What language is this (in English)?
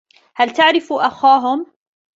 Arabic